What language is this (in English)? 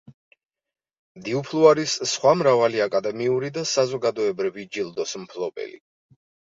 Georgian